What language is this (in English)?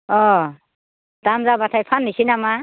Bodo